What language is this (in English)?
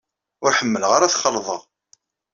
Kabyle